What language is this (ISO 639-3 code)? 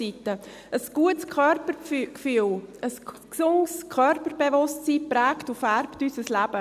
gsw